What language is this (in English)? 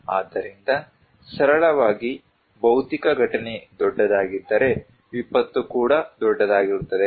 Kannada